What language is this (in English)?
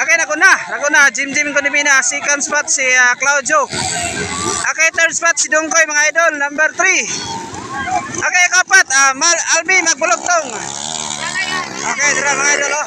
Indonesian